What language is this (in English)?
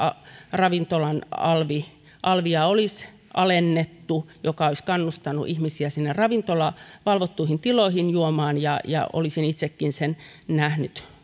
Finnish